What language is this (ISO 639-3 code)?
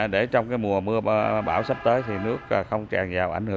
vie